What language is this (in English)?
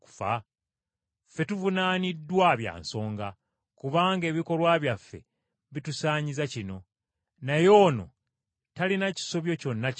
Ganda